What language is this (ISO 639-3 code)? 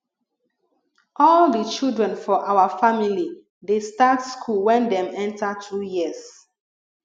pcm